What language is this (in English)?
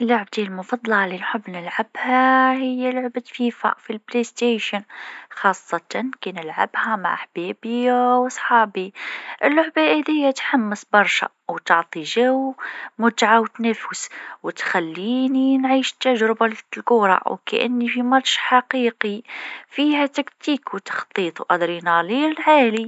Tunisian Arabic